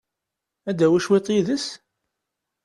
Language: Kabyle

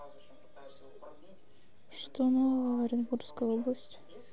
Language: Russian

